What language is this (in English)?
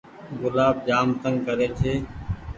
Goaria